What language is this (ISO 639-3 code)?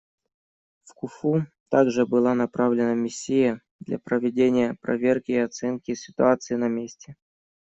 rus